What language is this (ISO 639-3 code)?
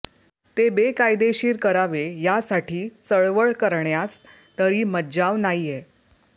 mar